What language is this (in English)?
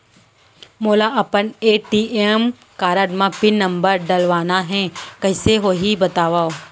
Chhattisgarhi